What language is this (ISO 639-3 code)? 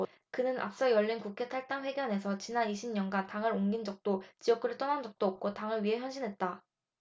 kor